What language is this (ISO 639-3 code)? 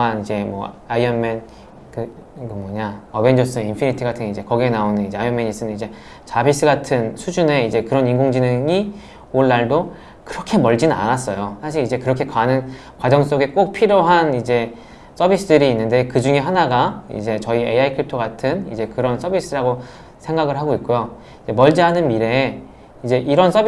kor